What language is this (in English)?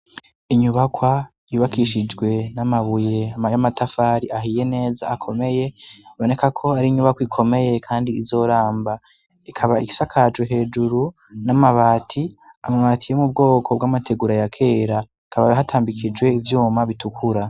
Rundi